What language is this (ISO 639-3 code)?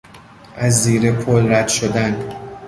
fas